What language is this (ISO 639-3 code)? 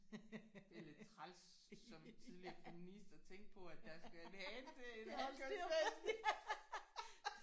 dan